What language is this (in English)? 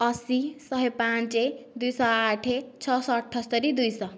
Odia